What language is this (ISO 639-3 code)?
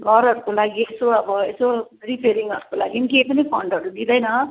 nep